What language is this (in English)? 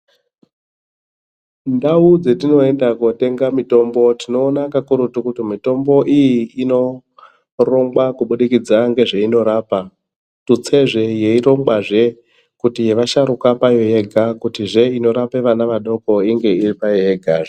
Ndau